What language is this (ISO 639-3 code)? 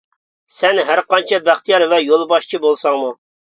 uig